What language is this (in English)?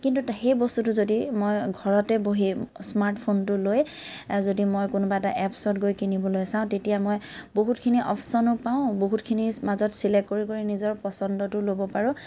Assamese